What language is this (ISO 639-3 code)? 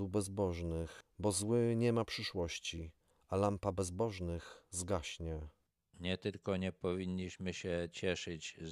pol